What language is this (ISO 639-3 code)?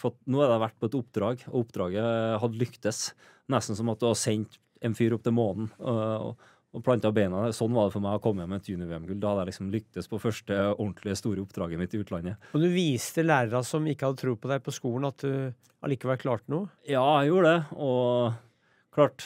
nor